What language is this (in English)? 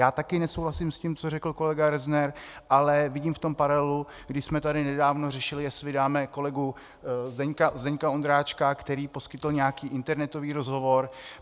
Czech